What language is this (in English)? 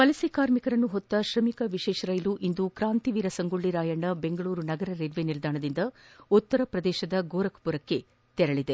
Kannada